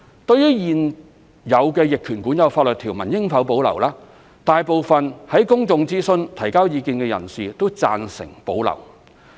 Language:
Cantonese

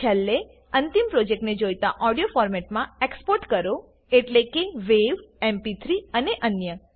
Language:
Gujarati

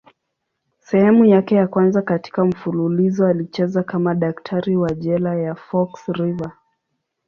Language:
Swahili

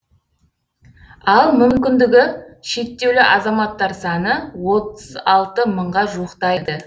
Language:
Kazakh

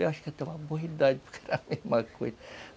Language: Portuguese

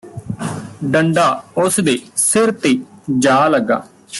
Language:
Punjabi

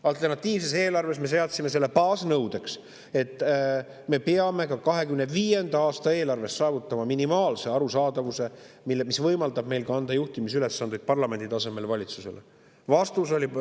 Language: Estonian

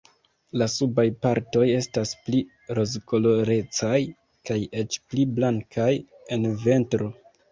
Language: Esperanto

